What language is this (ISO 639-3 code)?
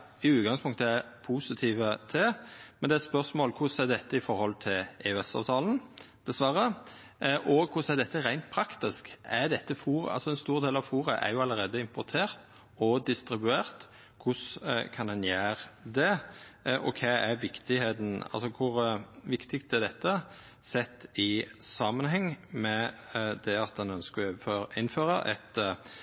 nno